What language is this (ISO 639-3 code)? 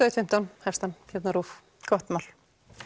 isl